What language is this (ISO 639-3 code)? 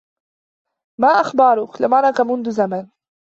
ara